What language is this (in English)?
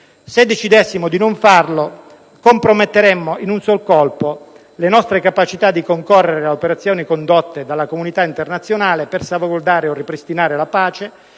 Italian